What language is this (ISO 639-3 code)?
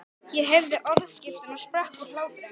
isl